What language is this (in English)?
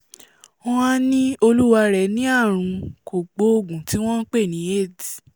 Yoruba